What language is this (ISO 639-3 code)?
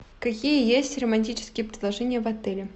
rus